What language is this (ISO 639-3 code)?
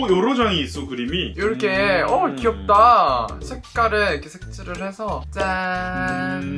kor